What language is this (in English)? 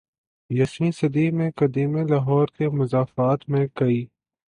Urdu